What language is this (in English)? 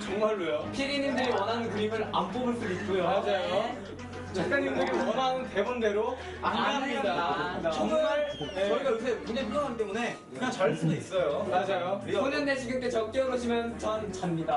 Korean